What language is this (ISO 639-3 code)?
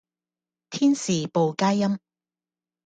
yue